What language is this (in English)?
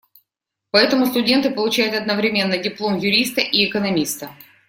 Russian